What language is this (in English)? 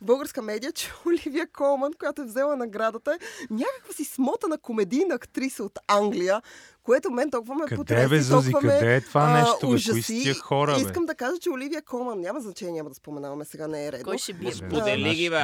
Bulgarian